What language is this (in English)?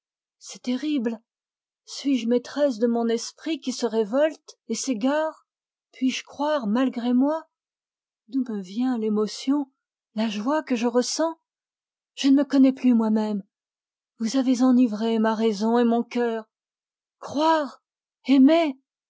French